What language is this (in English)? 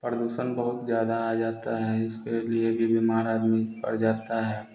Hindi